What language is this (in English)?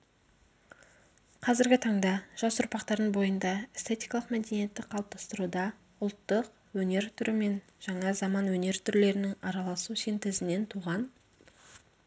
Kazakh